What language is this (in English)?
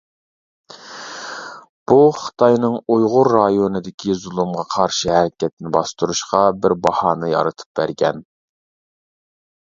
Uyghur